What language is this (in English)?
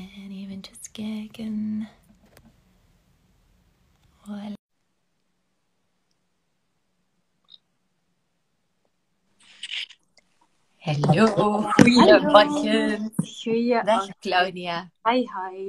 Dutch